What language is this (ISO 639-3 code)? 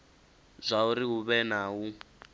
ven